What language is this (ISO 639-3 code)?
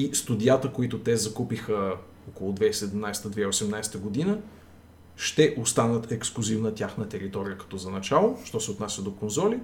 bul